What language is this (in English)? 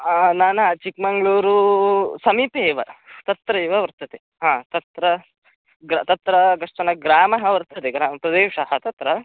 Sanskrit